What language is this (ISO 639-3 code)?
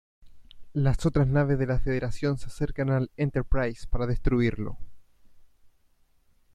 spa